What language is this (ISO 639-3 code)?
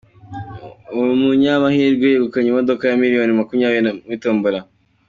kin